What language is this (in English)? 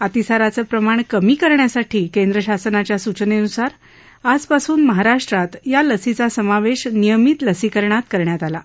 Marathi